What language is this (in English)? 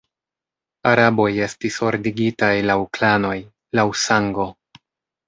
Esperanto